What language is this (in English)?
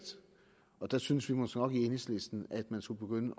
Danish